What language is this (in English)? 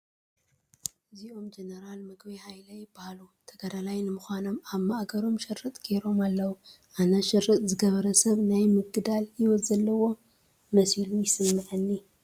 Tigrinya